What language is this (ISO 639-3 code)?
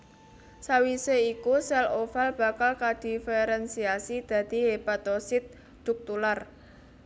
jav